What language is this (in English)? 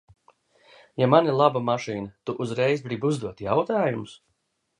Latvian